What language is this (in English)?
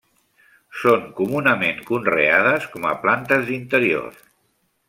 Catalan